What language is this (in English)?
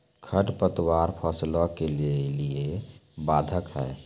Maithili